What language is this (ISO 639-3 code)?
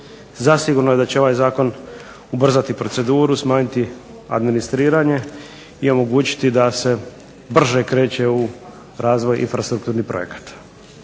hrv